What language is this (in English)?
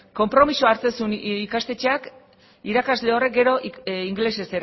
Basque